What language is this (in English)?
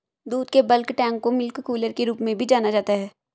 Hindi